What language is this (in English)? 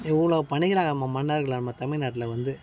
Tamil